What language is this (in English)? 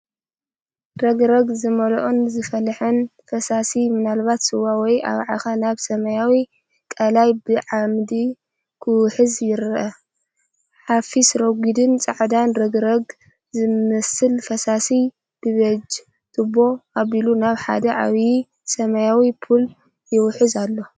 Tigrinya